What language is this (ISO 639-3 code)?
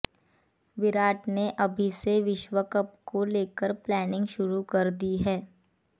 hin